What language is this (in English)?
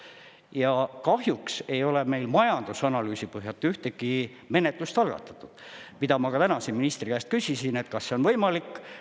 Estonian